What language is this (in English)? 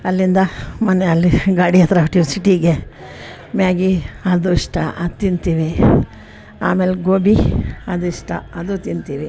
Kannada